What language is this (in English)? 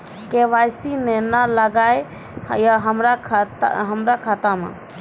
Maithili